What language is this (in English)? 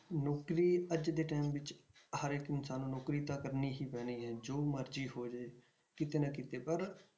Punjabi